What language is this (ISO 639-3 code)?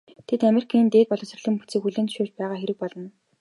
mon